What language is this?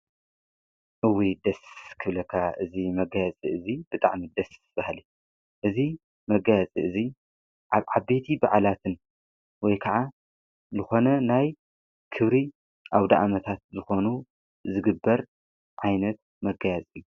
Tigrinya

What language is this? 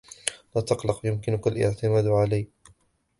Arabic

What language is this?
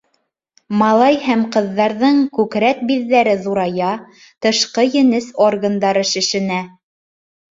Bashkir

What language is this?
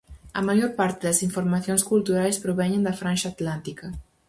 Galician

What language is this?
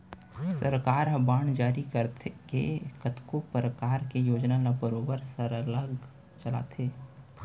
Chhattisgarhi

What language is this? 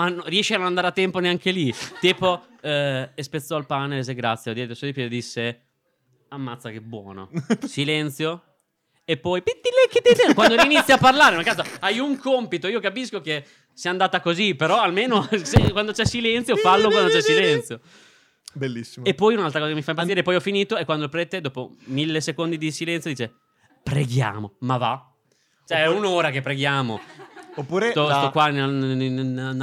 Italian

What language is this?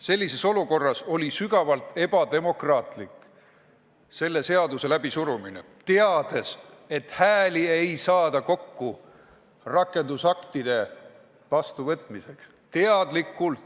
Estonian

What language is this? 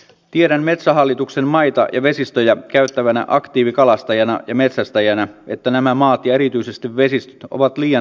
Finnish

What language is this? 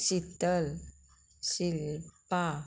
Konkani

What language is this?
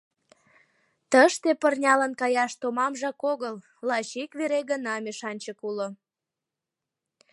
Mari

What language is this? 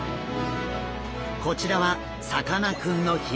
Japanese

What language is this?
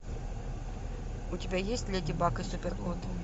Russian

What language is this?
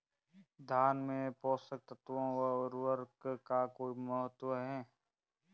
Hindi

